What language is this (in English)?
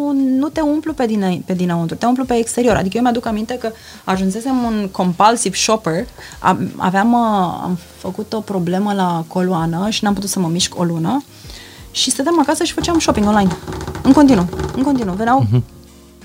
Romanian